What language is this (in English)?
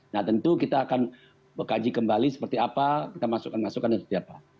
Indonesian